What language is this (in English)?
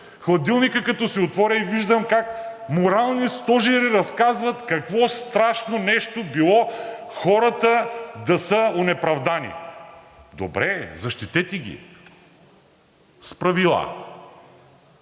Bulgarian